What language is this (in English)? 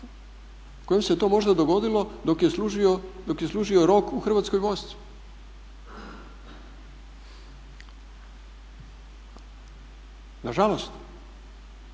Croatian